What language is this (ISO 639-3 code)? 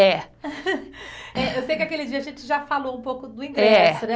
por